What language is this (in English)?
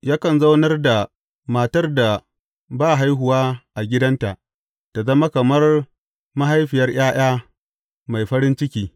Hausa